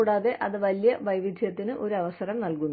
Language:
Malayalam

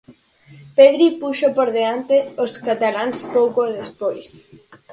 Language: Galician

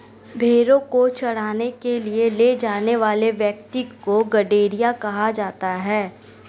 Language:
Hindi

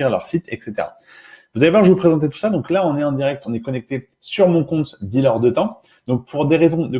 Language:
French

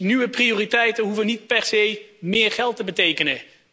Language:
Dutch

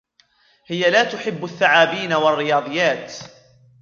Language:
Arabic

